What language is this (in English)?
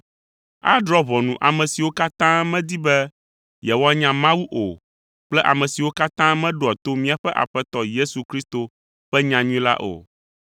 Ewe